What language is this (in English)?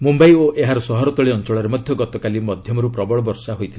Odia